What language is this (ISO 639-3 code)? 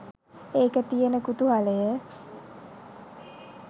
sin